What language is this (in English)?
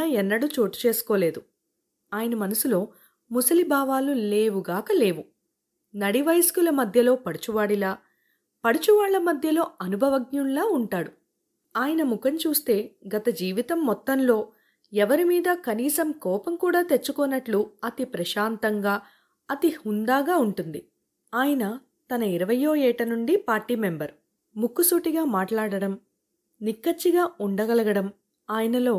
Telugu